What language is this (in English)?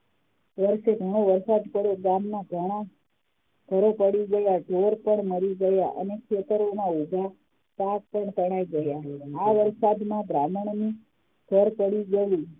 Gujarati